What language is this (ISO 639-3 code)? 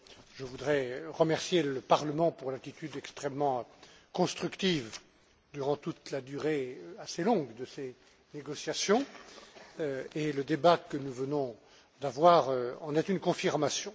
fra